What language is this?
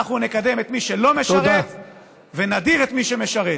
Hebrew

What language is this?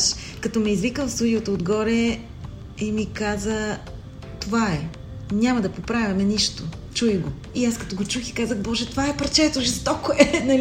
Bulgarian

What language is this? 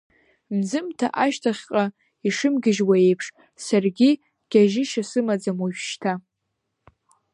Abkhazian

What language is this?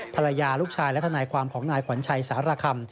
Thai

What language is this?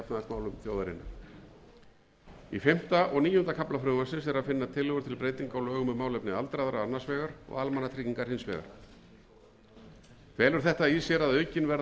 Icelandic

